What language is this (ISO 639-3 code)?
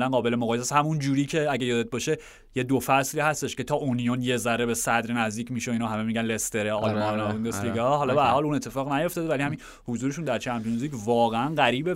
fas